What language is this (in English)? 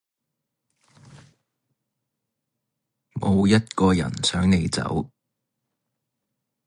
Cantonese